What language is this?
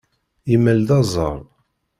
Kabyle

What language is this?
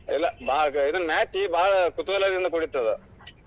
Kannada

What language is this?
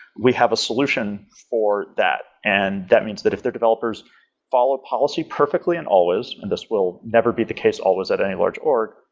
English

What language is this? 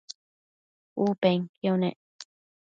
Matsés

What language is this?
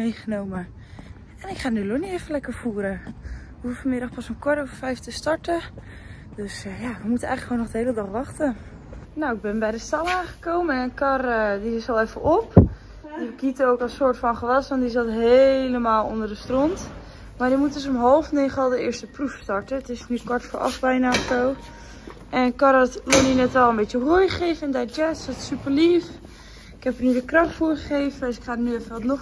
Dutch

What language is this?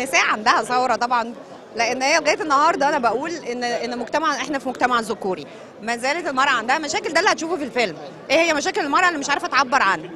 Arabic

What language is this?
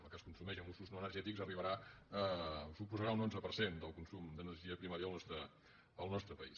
Catalan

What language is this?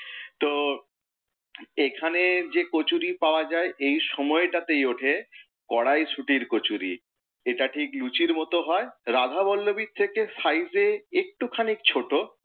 Bangla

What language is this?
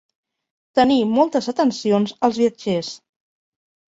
Catalan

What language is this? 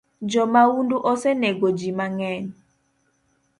Luo (Kenya and Tanzania)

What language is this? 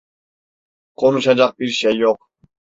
Turkish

